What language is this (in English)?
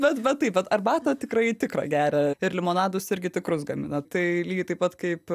Lithuanian